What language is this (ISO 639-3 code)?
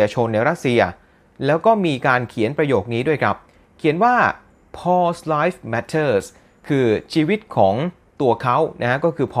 tha